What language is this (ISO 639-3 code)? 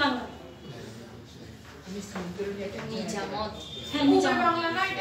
ron